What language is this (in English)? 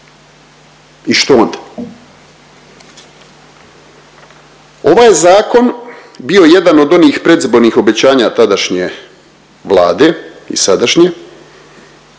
Croatian